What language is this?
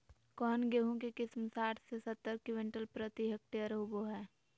Magahi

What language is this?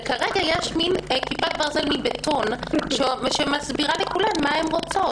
Hebrew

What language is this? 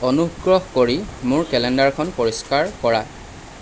Assamese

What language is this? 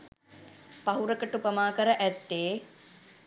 Sinhala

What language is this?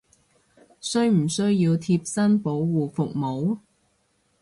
Cantonese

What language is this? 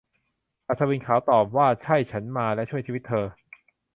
Thai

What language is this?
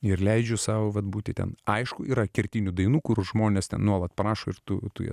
Lithuanian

